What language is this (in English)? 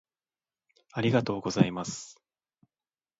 Japanese